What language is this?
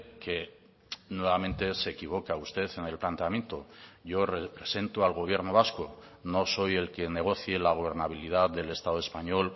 Spanish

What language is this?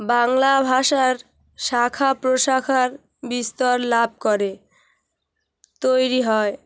Bangla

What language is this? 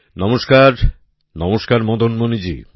Bangla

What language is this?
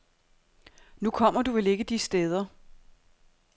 Danish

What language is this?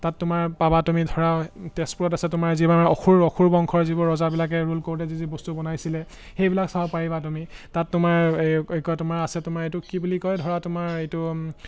Assamese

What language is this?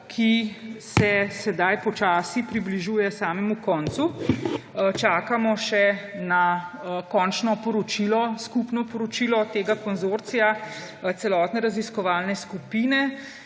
Slovenian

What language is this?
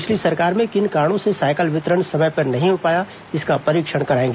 Hindi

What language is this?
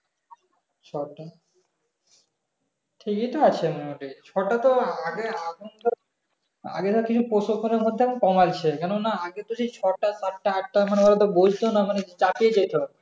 Bangla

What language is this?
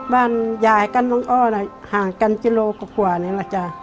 Thai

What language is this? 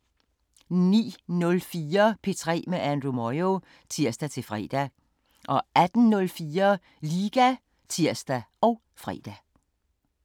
Danish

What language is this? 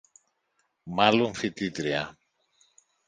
Greek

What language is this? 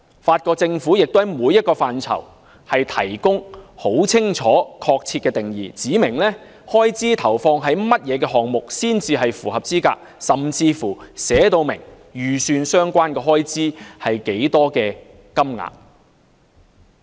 Cantonese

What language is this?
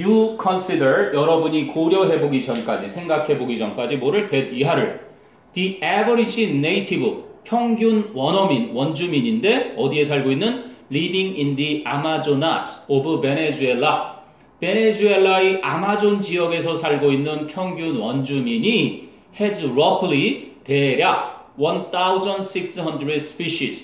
Korean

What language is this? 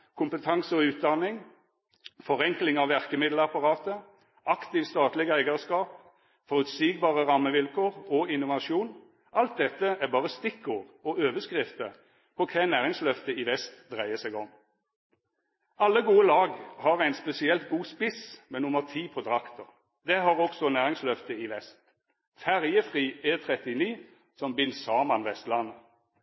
Norwegian Nynorsk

